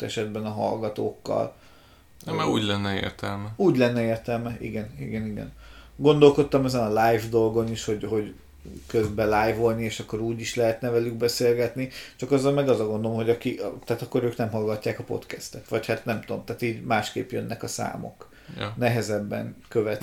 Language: Hungarian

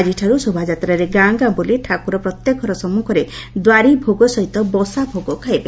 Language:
Odia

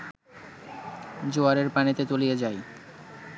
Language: Bangla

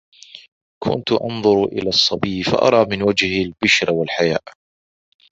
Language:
Arabic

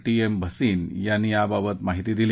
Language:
Marathi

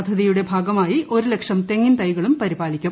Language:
Malayalam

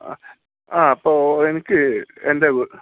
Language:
Malayalam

